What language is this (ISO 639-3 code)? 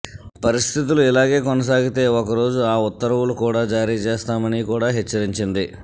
tel